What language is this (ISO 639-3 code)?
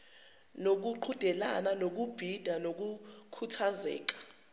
zul